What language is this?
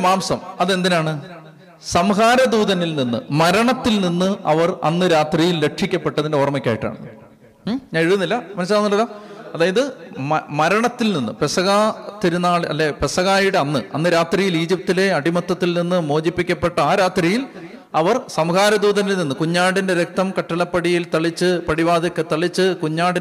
Malayalam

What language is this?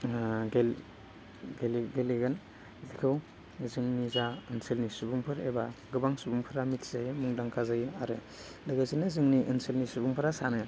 Bodo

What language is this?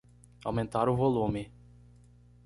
Portuguese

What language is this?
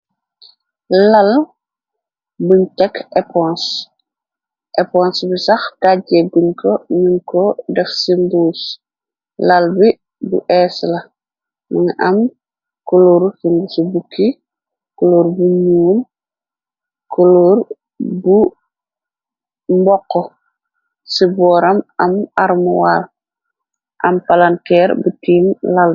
Wolof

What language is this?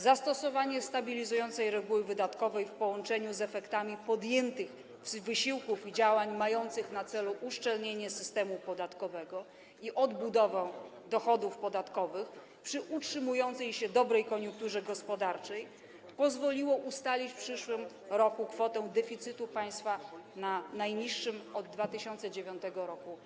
Polish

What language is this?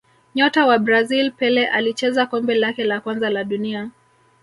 Swahili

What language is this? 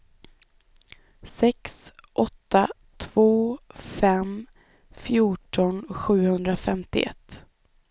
Swedish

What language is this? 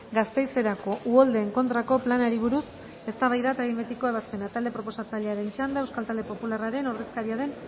Basque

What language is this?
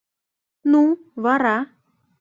Mari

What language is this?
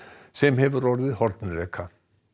Icelandic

